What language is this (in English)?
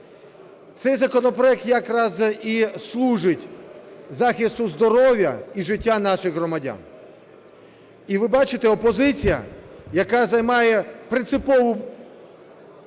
Ukrainian